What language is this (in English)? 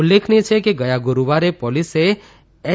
Gujarati